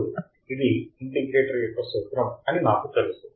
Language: Telugu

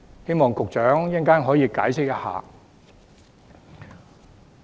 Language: Cantonese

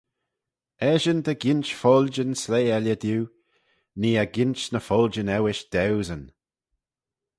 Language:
Manx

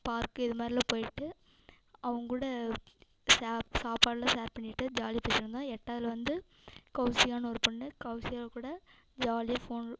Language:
Tamil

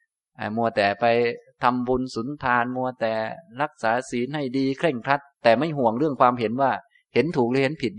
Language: Thai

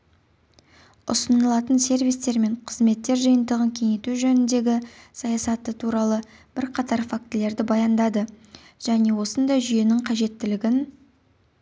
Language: Kazakh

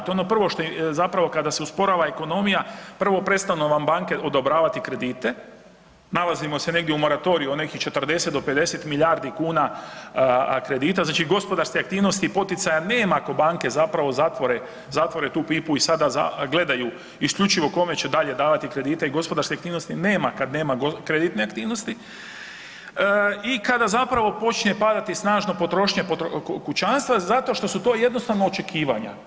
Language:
Croatian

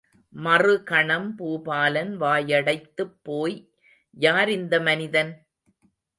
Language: Tamil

